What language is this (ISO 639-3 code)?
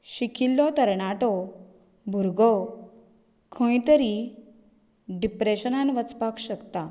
kok